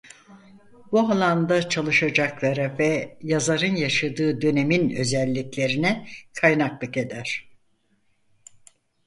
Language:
Turkish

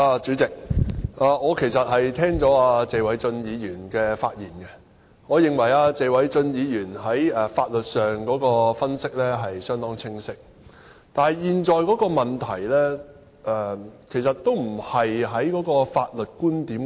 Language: Cantonese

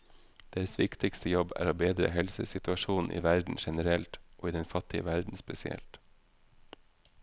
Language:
Norwegian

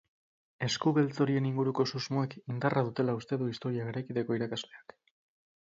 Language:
Basque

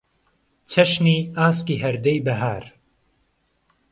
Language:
Central Kurdish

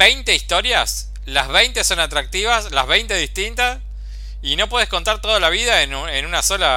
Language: Spanish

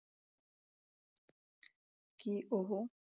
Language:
Punjabi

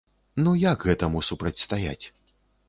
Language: Belarusian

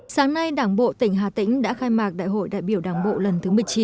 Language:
Vietnamese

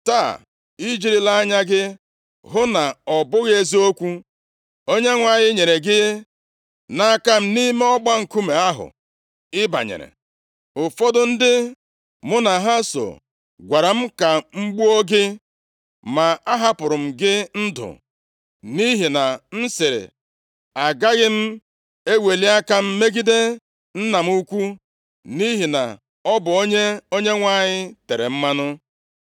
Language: Igbo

